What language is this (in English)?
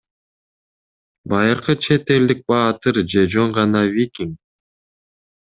Kyrgyz